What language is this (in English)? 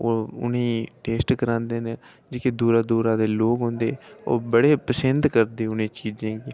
Dogri